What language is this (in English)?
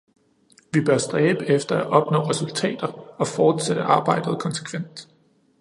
Danish